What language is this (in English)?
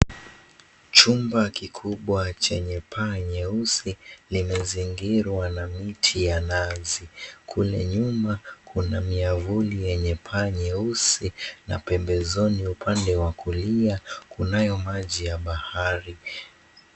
Swahili